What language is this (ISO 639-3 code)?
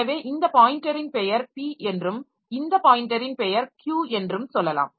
tam